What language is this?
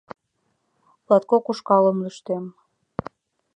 Mari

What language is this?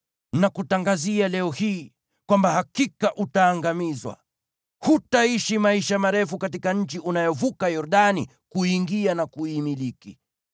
Swahili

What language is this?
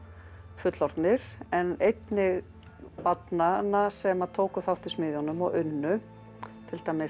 Icelandic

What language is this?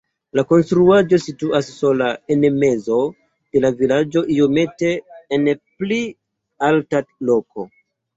Esperanto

